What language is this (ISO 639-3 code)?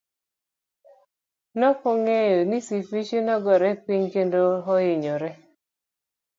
luo